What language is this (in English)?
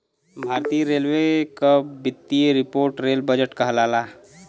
Bhojpuri